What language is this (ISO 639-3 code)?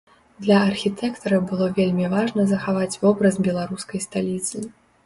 bel